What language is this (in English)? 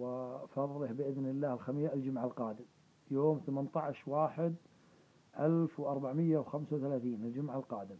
Arabic